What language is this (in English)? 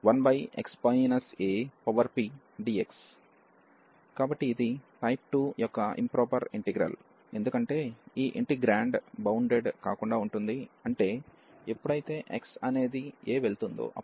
Telugu